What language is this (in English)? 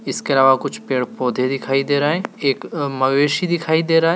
Hindi